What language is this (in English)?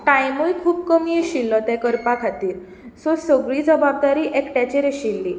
Konkani